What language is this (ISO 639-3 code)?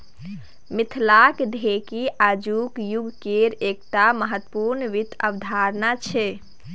mai